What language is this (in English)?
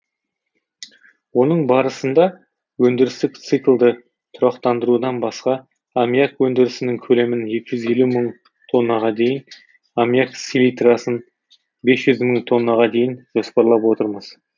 Kazakh